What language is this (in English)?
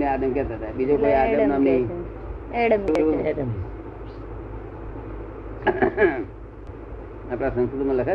Gujarati